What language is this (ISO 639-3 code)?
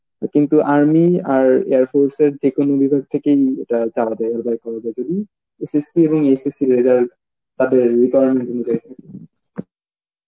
ben